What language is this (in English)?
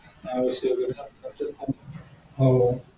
Marathi